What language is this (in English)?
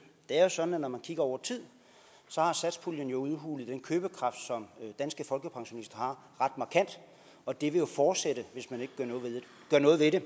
Danish